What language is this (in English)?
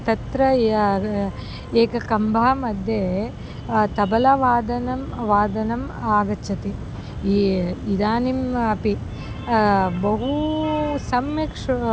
Sanskrit